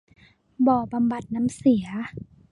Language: Thai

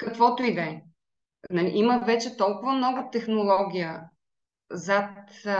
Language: Bulgarian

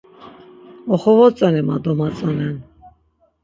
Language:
Laz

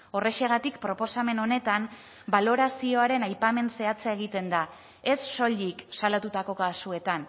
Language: Basque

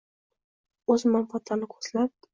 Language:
Uzbek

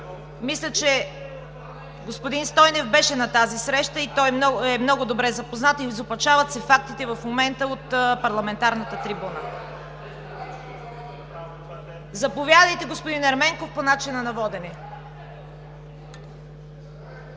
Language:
Bulgarian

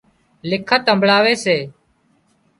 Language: Wadiyara Koli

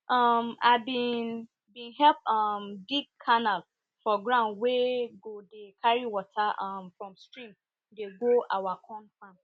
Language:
Nigerian Pidgin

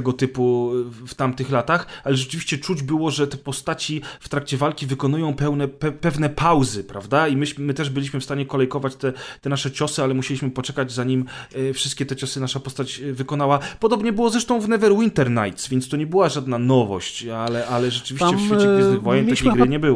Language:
Polish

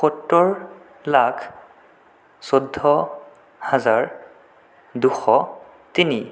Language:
Assamese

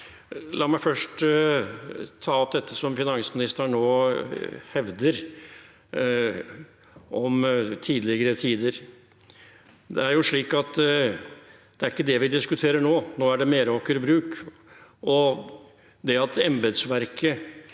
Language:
Norwegian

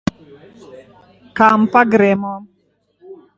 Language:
Slovenian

